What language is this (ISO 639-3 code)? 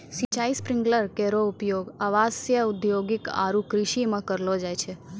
mai